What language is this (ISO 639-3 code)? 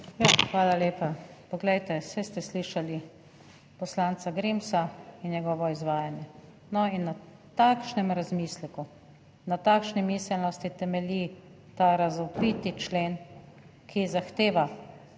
slv